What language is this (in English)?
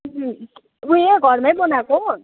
Nepali